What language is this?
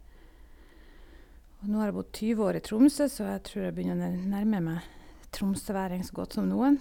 Norwegian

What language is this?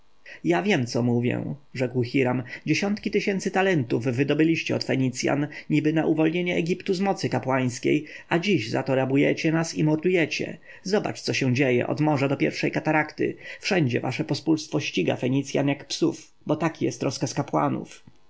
Polish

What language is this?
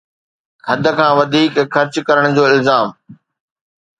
Sindhi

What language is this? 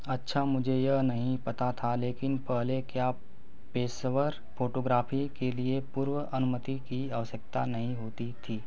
Hindi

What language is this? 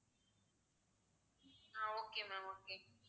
Tamil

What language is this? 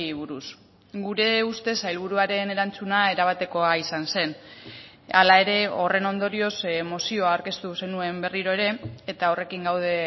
Basque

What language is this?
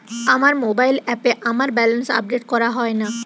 Bangla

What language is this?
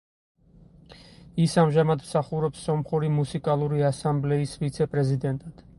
Georgian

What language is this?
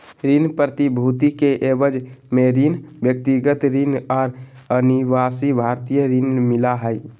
Magahi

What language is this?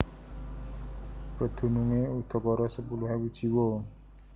Javanese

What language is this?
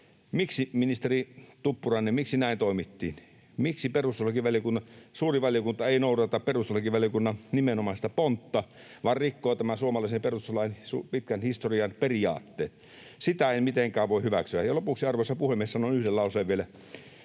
Finnish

